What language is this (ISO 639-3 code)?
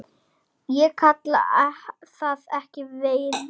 isl